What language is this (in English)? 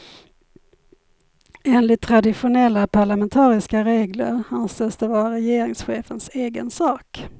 Swedish